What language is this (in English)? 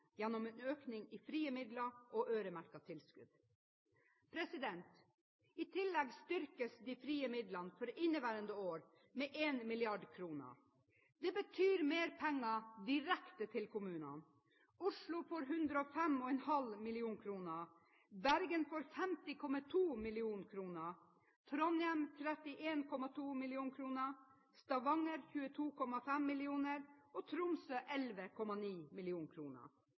Norwegian Bokmål